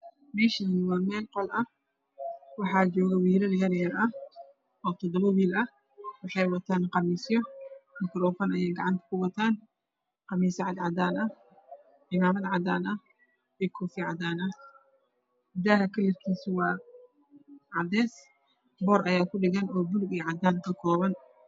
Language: Somali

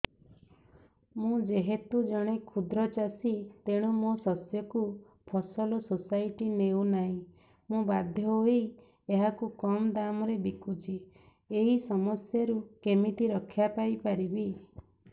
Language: Odia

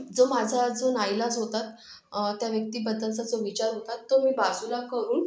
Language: Marathi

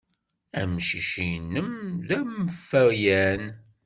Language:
Kabyle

